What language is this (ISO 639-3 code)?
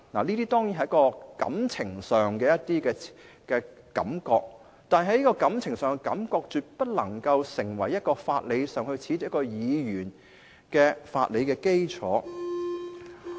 yue